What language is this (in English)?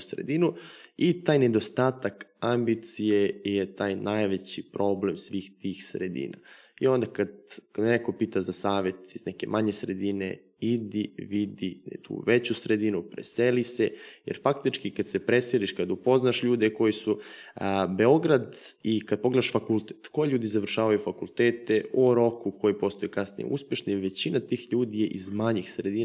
Croatian